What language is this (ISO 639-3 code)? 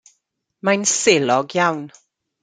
cym